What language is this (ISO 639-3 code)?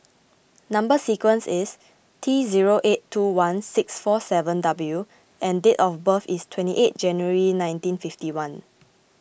eng